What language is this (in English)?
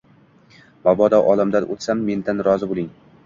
Uzbek